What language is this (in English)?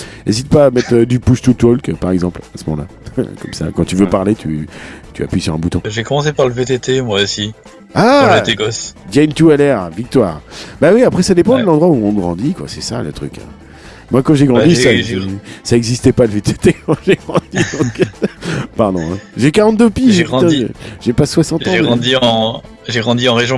French